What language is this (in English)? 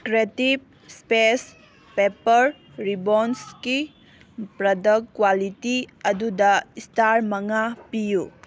Manipuri